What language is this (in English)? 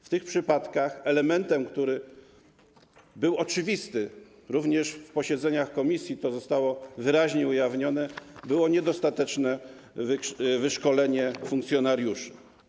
Polish